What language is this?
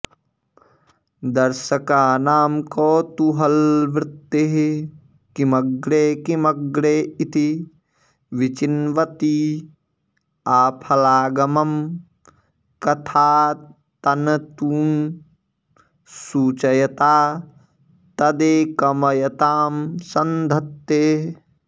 Sanskrit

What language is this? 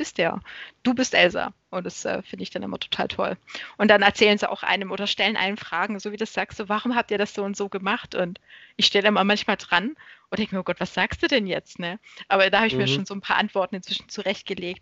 German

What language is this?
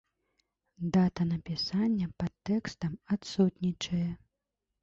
Belarusian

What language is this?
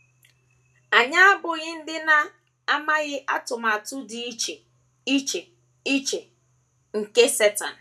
Igbo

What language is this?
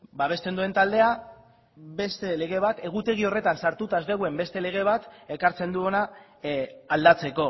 Basque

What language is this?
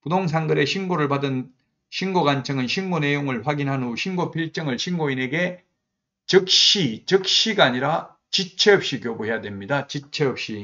Korean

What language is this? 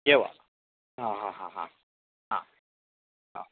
Sanskrit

